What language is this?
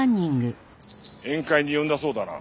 Japanese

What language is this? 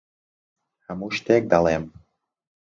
Central Kurdish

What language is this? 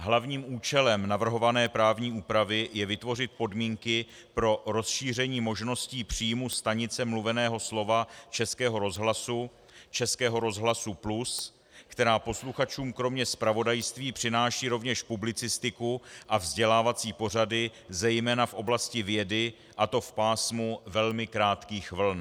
Czech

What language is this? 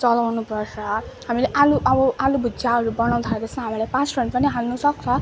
Nepali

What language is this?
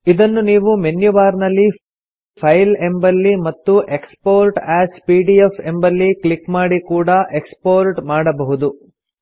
Kannada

